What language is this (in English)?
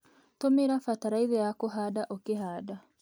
Kikuyu